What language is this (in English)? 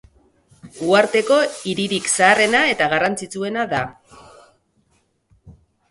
Basque